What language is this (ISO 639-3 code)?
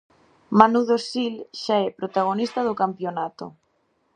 glg